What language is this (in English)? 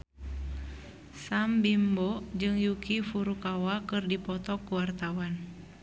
Sundanese